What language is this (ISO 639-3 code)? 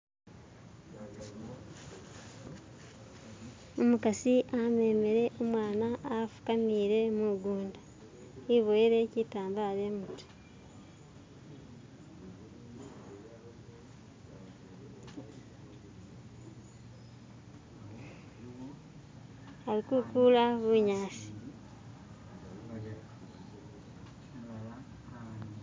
myx